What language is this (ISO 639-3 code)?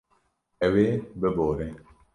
kur